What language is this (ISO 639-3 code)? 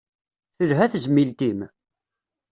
kab